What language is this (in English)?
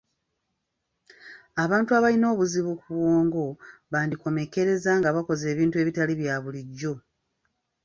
Ganda